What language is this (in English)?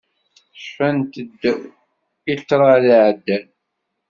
Kabyle